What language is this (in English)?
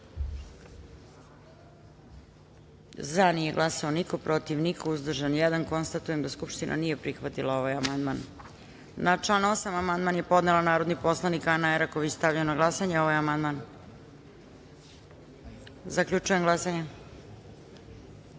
Serbian